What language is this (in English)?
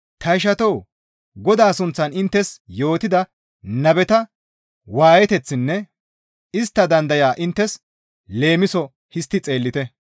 Gamo